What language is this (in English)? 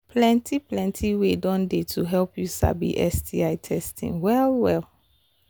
Nigerian Pidgin